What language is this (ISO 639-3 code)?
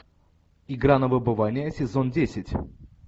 rus